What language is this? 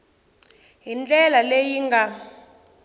Tsonga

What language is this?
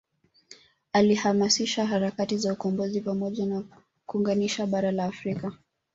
Swahili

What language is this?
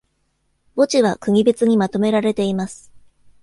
Japanese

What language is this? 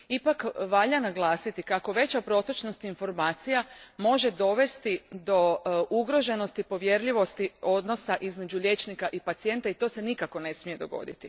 Croatian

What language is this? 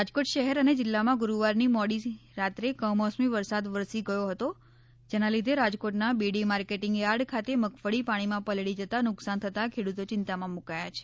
Gujarati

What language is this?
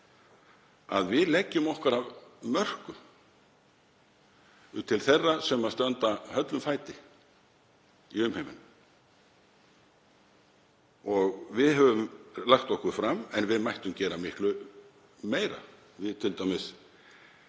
Icelandic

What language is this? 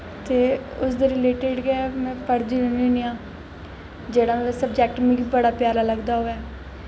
Dogri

